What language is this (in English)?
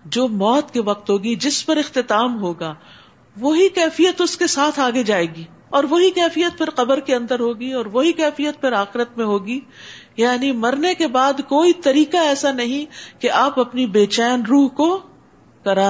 Urdu